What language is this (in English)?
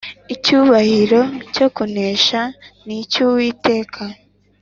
Kinyarwanda